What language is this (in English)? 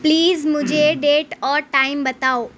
Urdu